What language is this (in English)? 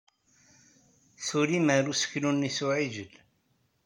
Kabyle